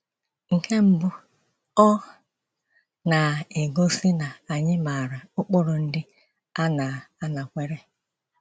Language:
Igbo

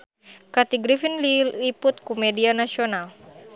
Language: Sundanese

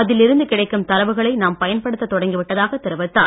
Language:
Tamil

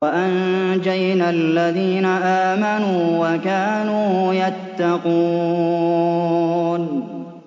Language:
Arabic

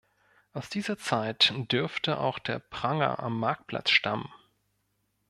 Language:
German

